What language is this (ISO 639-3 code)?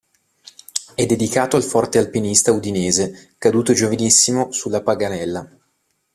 ita